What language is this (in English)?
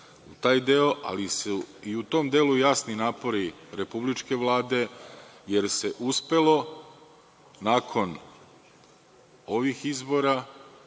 Serbian